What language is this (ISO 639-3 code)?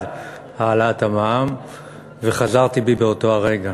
heb